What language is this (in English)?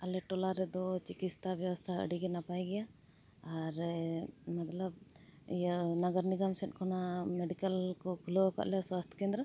Santali